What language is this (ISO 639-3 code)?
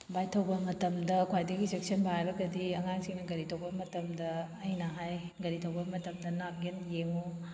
mni